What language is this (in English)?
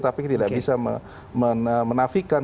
Indonesian